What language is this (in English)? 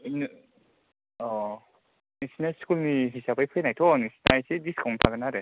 Bodo